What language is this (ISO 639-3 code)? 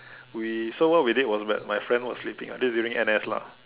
eng